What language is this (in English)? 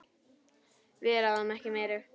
Icelandic